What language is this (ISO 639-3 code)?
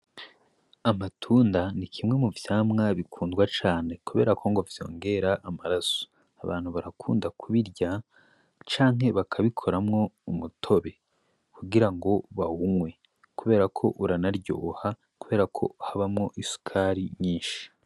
run